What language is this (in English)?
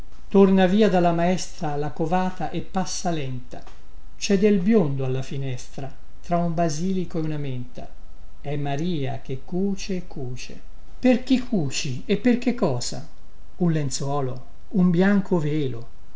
Italian